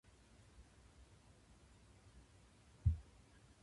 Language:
Japanese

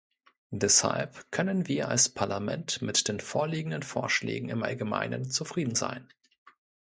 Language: German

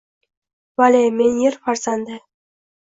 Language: Uzbek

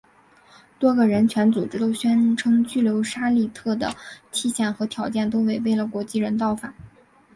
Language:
Chinese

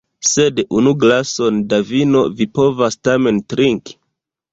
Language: Esperanto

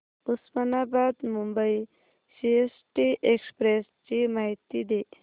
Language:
Marathi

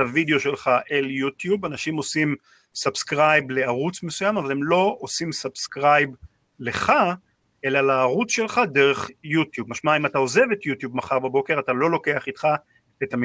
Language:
Hebrew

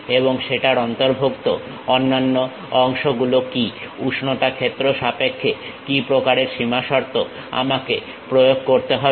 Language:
Bangla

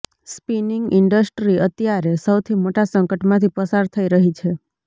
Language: Gujarati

